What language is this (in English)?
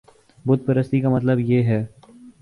Urdu